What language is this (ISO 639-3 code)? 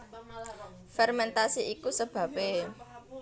jav